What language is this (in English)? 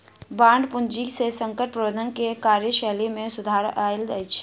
Maithili